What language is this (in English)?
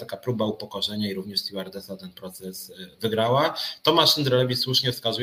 Polish